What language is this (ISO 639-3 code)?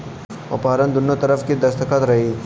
bho